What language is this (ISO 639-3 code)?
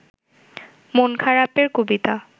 ben